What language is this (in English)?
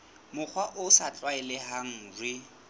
Southern Sotho